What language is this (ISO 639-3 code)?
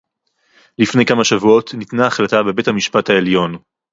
heb